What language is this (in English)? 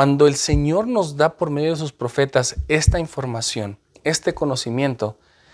Spanish